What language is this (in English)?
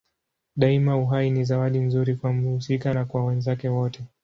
Swahili